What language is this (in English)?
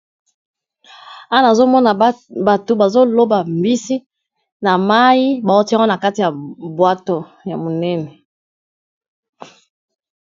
Lingala